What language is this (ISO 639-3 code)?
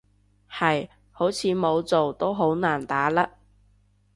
yue